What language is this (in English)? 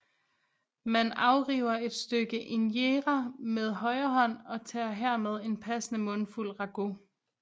Danish